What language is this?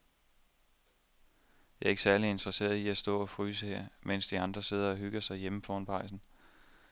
Danish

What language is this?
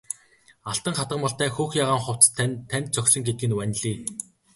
Mongolian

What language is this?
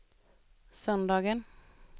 Swedish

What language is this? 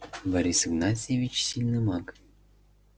Russian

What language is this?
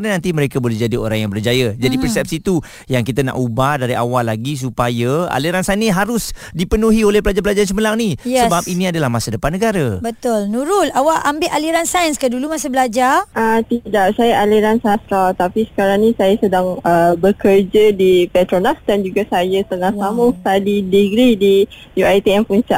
Malay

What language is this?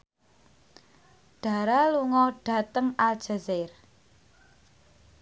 Javanese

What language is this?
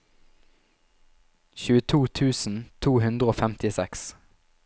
Norwegian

